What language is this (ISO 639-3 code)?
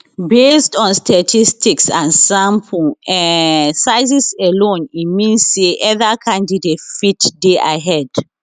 pcm